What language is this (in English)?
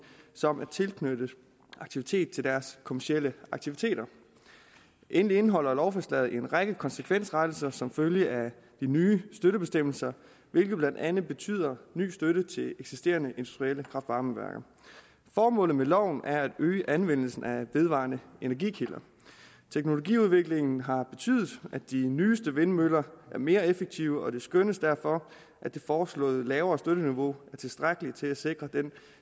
Danish